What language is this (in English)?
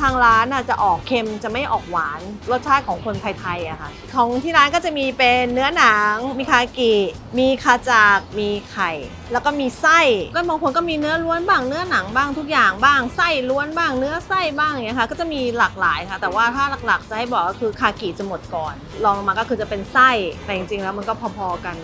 Thai